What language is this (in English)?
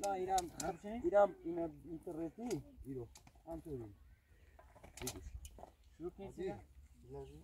Persian